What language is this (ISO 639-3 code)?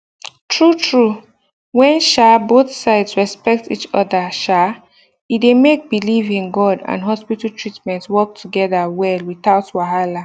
pcm